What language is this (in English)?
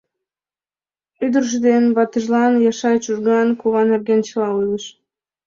Mari